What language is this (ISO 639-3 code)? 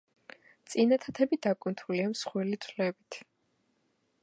kat